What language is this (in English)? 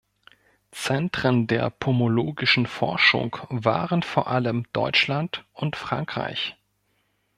German